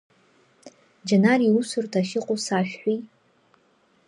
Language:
Abkhazian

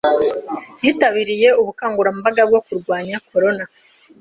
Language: Kinyarwanda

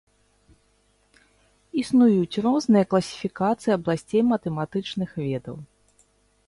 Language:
Belarusian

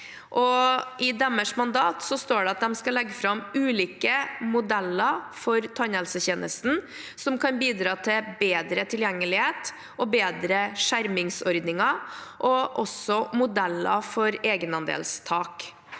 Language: Norwegian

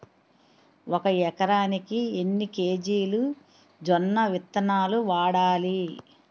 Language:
Telugu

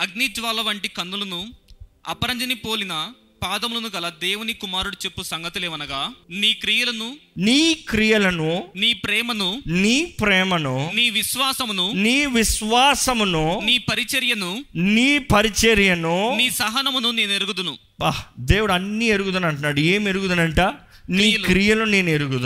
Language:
Telugu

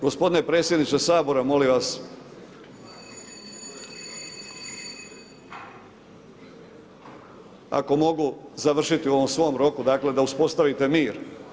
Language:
Croatian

